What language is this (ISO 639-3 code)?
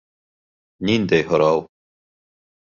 bak